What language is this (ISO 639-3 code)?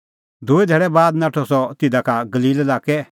kfx